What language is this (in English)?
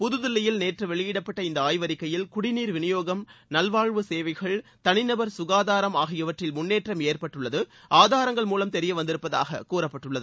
Tamil